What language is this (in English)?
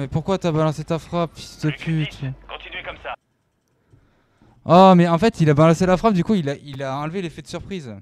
French